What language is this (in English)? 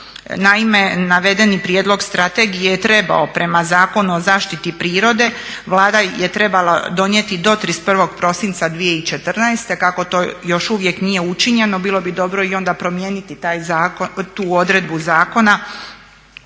Croatian